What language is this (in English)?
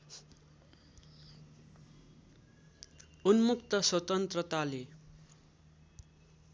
Nepali